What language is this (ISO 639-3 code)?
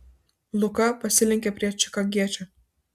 lit